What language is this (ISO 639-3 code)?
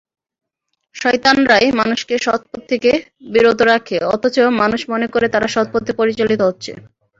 ben